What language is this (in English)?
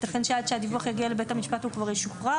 Hebrew